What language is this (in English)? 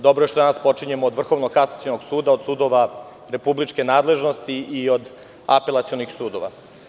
Serbian